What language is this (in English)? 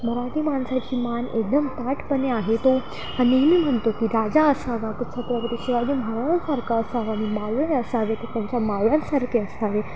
Marathi